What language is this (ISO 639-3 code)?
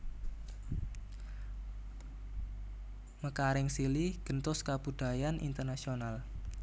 jav